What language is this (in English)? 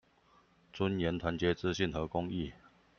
Chinese